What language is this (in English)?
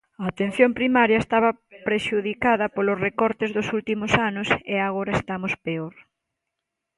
Galician